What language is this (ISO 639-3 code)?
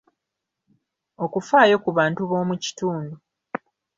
lug